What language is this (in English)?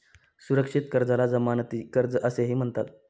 Marathi